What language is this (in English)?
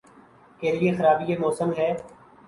Urdu